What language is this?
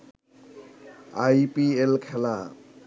Bangla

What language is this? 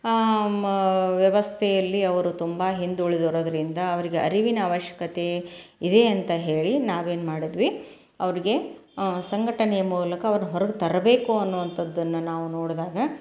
Kannada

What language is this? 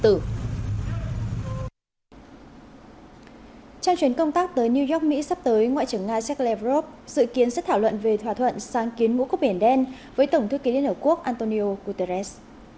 Vietnamese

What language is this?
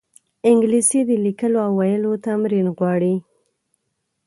Pashto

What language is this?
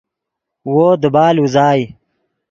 Yidgha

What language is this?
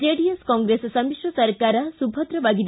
Kannada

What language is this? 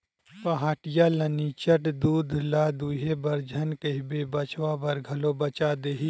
Chhattisgarhi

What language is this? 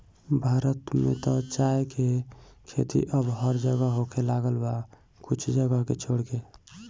Bhojpuri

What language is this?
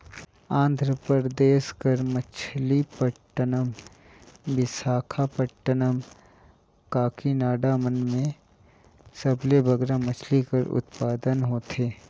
Chhattisgarhi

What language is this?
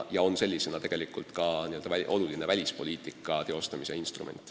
Estonian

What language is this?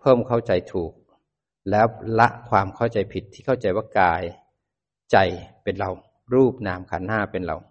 Thai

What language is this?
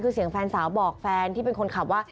Thai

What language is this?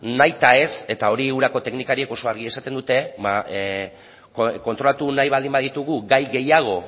Basque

